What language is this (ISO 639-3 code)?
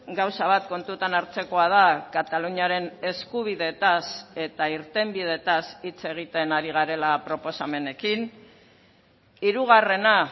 eus